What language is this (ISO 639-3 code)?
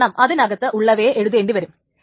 mal